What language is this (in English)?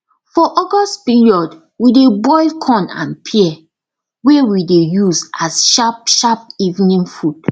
Nigerian Pidgin